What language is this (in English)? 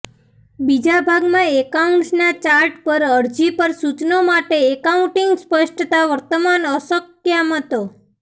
Gujarati